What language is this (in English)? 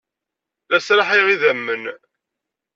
Kabyle